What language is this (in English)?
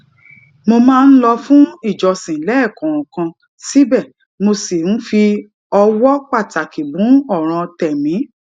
Yoruba